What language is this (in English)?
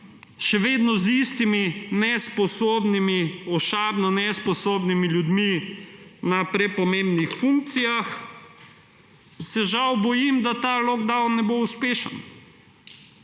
Slovenian